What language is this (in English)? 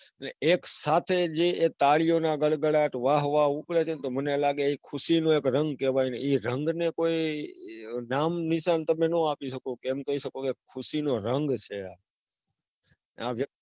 Gujarati